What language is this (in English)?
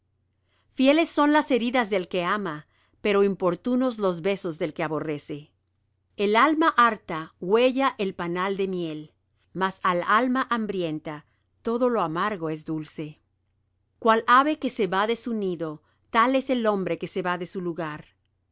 Spanish